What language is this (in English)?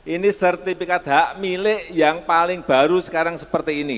Indonesian